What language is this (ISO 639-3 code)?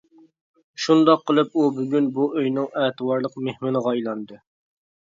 uig